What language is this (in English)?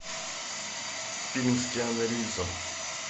Russian